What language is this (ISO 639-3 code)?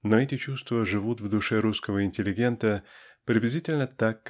rus